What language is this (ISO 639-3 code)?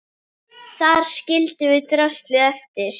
isl